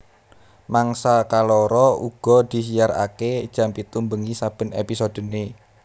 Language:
Javanese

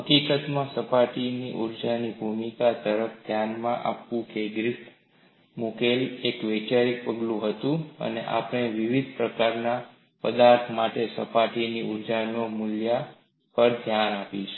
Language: Gujarati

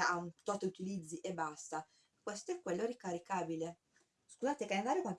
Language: Italian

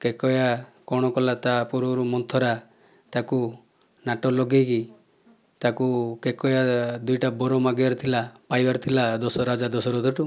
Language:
Odia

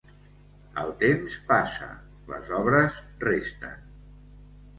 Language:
Catalan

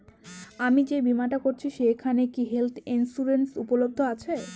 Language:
Bangla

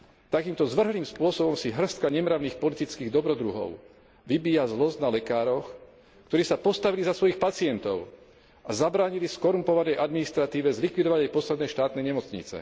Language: Slovak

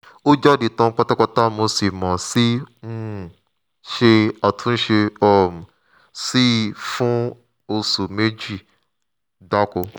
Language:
Yoruba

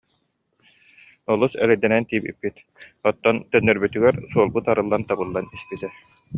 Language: Yakut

